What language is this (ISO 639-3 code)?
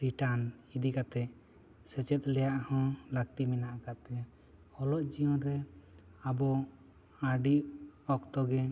sat